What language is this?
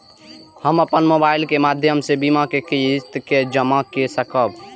Maithili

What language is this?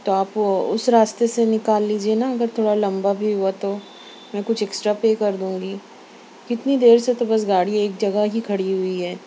Urdu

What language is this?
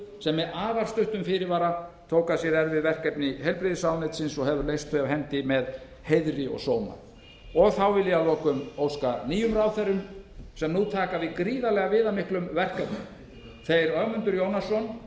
Icelandic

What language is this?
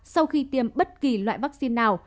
Vietnamese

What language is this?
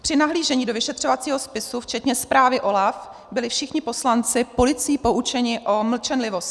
Czech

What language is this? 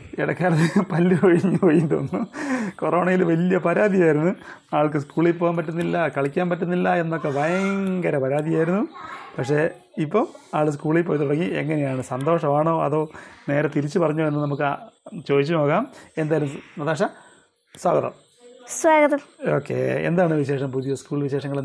Malayalam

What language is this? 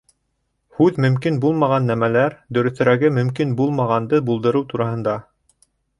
Bashkir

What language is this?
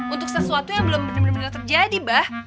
Indonesian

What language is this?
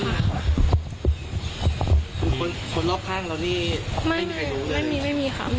Thai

